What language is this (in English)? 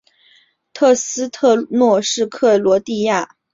Chinese